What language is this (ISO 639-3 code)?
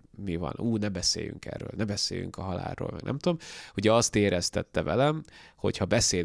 hun